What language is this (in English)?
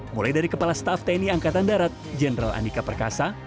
Indonesian